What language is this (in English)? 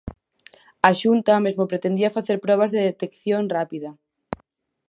Galician